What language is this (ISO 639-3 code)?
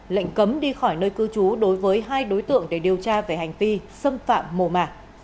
vie